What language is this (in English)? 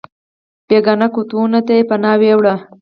Pashto